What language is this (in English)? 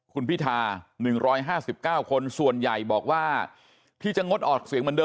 Thai